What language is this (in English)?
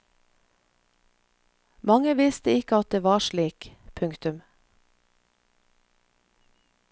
Norwegian